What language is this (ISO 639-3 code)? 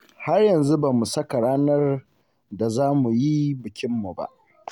hau